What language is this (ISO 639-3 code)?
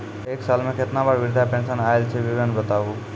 mai